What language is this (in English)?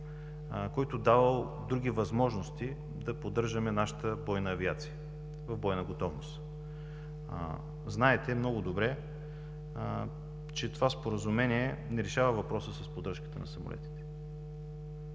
Bulgarian